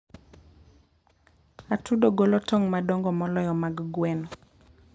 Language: Luo (Kenya and Tanzania)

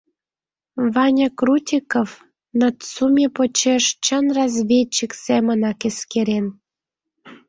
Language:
Mari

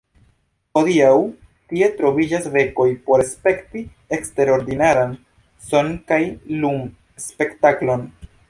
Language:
Esperanto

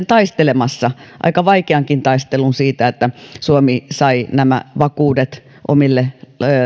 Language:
Finnish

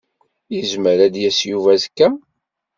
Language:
Kabyle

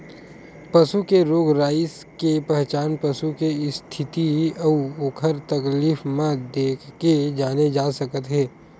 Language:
Chhattisgarhi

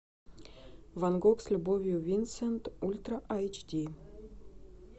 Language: Russian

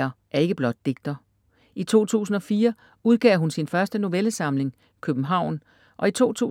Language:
Danish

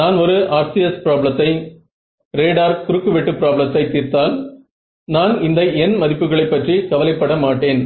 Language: Tamil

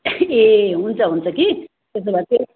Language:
Nepali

